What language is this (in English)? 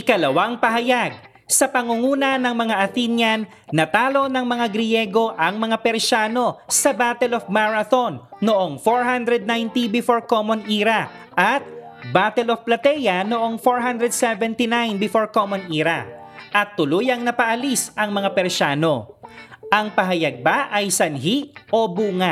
Filipino